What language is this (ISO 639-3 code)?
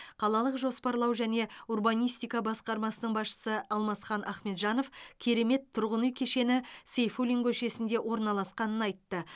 kaz